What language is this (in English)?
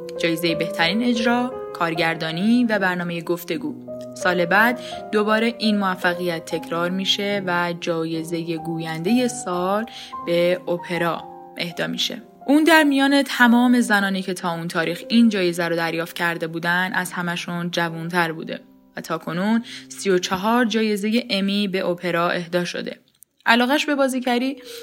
Persian